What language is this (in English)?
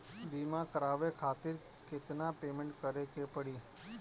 Bhojpuri